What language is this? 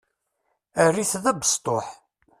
Kabyle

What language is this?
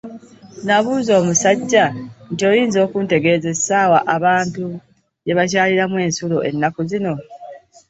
Ganda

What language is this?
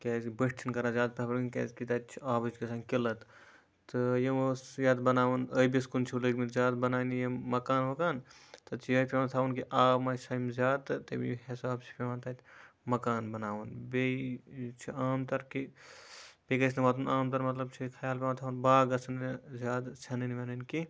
Kashmiri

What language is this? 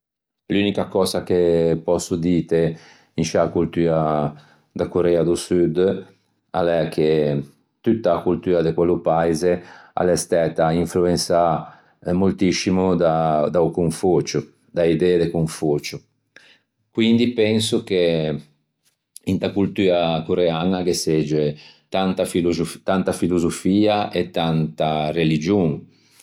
Ligurian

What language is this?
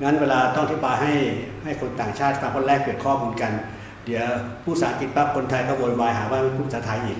Thai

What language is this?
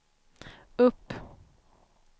Swedish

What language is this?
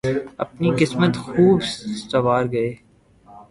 Urdu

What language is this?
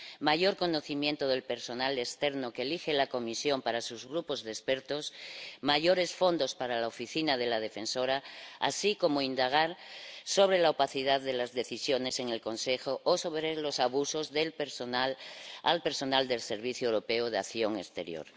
Spanish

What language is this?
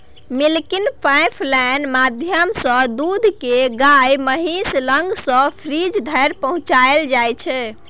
Maithili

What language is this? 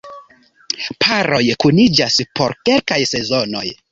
Esperanto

